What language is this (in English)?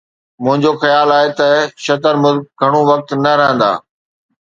Sindhi